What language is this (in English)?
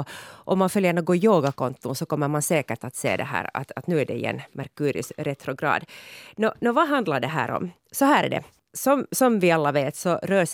Swedish